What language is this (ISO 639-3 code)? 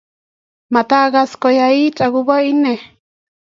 kln